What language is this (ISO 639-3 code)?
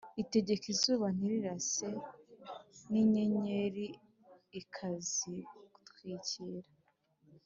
kin